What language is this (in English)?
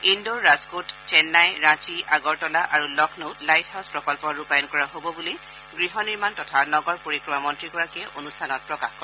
Assamese